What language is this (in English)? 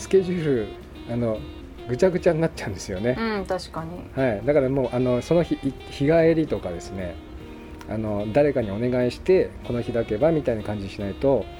Japanese